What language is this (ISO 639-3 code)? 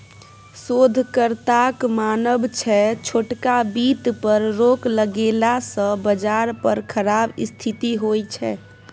mai